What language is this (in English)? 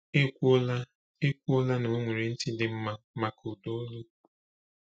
Igbo